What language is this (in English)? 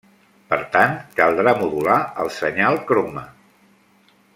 Catalan